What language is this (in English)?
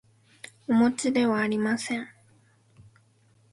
Japanese